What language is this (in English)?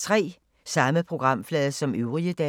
Danish